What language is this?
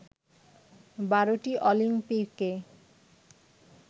Bangla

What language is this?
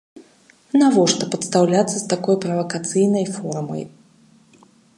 Belarusian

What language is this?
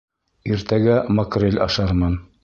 Bashkir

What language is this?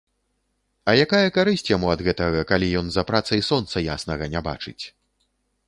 Belarusian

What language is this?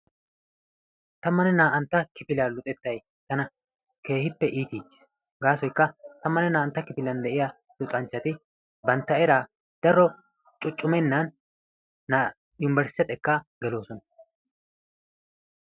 Wolaytta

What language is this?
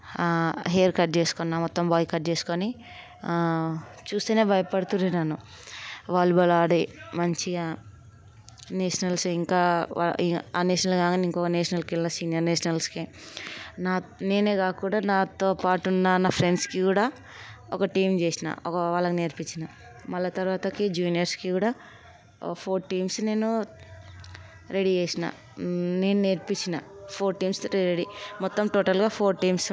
Telugu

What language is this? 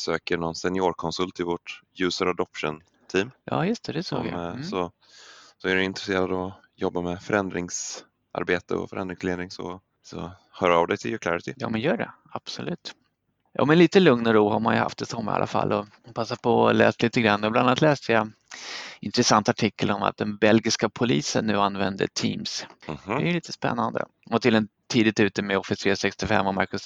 Swedish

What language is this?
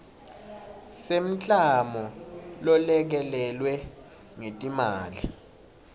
Swati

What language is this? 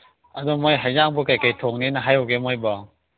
Manipuri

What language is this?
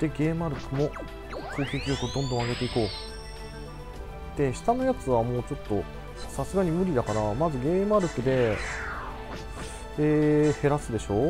Japanese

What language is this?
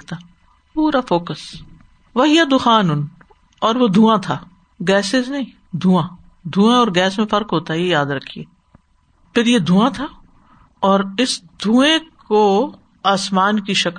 Urdu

